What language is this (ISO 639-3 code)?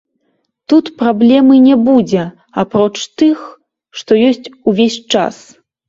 bel